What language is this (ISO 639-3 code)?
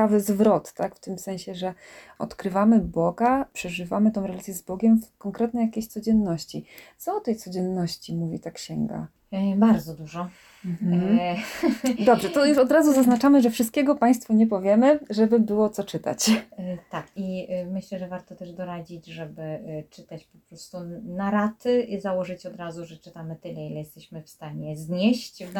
pol